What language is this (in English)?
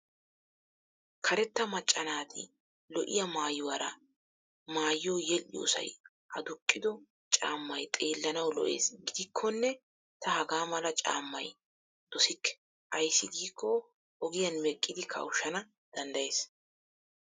Wolaytta